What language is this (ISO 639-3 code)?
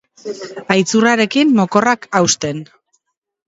eus